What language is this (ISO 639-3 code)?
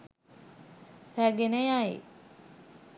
sin